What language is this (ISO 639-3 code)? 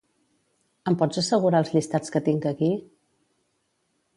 cat